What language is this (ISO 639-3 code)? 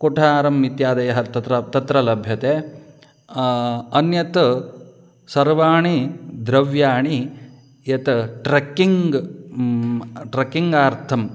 san